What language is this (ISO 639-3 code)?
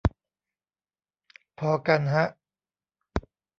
tha